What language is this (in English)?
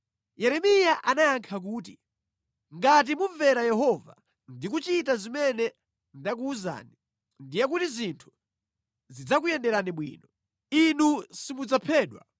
Nyanja